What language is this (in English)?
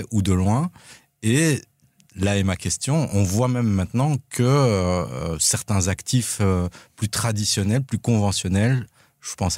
French